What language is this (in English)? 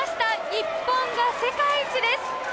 Japanese